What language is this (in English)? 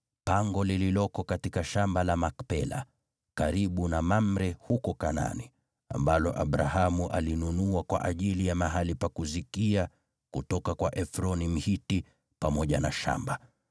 Swahili